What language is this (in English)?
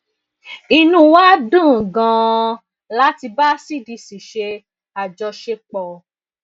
Yoruba